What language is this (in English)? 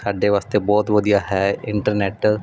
Punjabi